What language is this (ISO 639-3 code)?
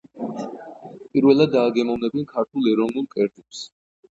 kat